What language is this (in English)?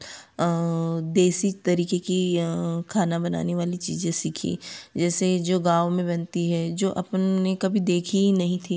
Hindi